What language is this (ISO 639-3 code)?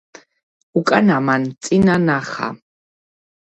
kat